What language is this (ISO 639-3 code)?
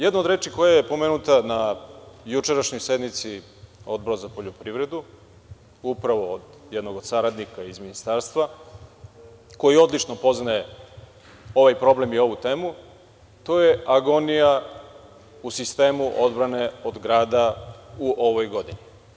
srp